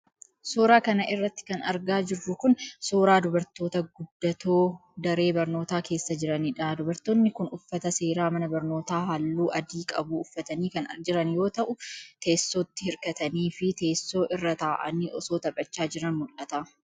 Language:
Oromo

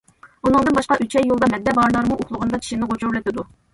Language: Uyghur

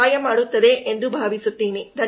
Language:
Kannada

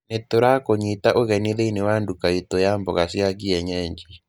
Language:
Kikuyu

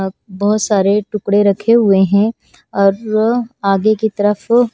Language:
Hindi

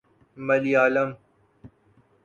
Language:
Urdu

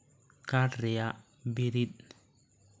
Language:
Santali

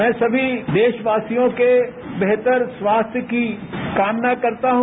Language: Hindi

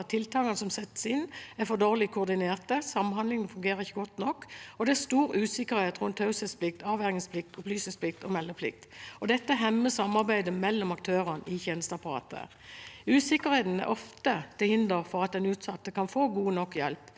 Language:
Norwegian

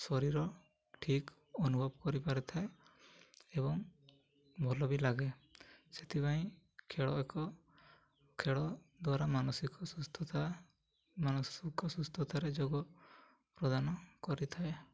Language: Odia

